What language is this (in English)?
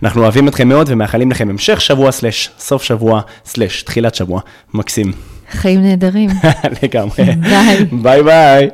Hebrew